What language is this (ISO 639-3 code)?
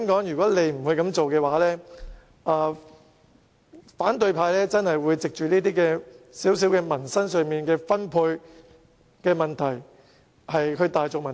yue